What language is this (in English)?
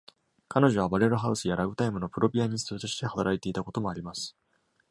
Japanese